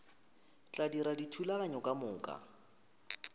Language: Northern Sotho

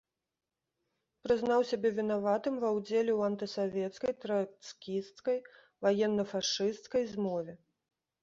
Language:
Belarusian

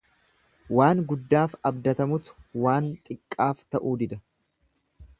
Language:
Oromo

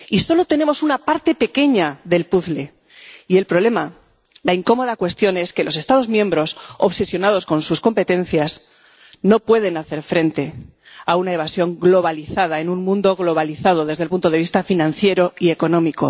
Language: Spanish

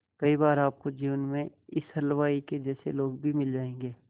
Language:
Hindi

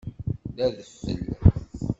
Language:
Kabyle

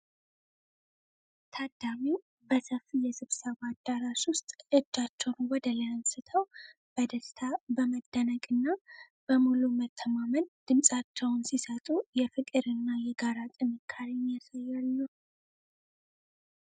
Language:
Amharic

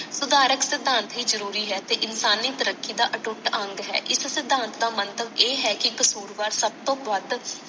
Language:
Punjabi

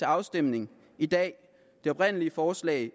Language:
Danish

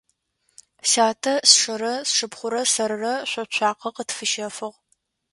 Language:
Adyghe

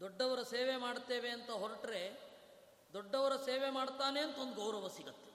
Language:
Kannada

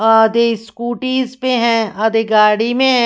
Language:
Hindi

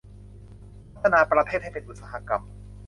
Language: Thai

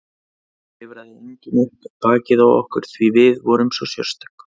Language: Icelandic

